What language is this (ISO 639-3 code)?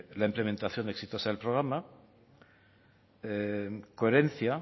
spa